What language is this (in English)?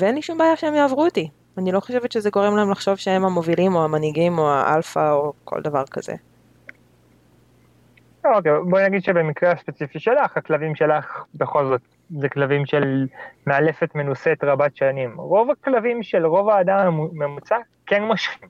Hebrew